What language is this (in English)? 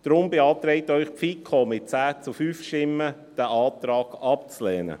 Swiss German